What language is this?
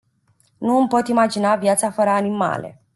Romanian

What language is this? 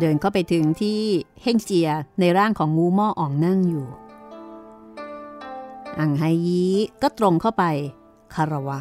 Thai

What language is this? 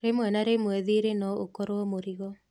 Kikuyu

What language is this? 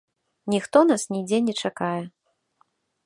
Belarusian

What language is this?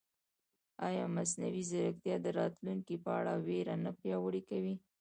Pashto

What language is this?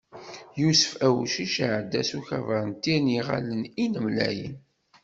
Kabyle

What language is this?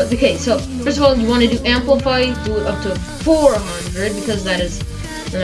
English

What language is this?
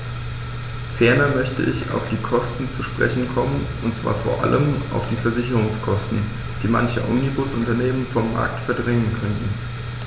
German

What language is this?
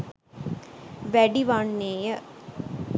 Sinhala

